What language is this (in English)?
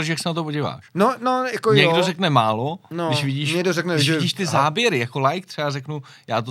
Czech